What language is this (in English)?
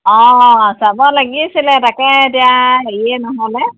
Assamese